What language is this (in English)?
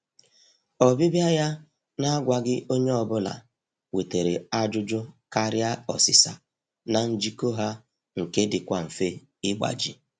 Igbo